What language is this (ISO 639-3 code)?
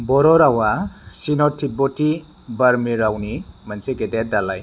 brx